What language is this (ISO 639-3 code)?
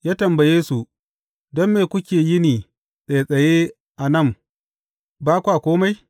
hau